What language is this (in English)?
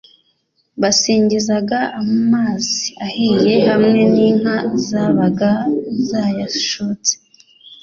Kinyarwanda